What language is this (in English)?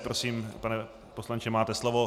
Czech